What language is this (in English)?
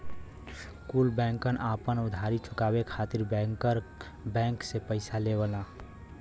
Bhojpuri